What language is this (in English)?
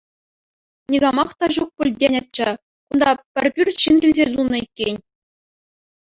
Chuvash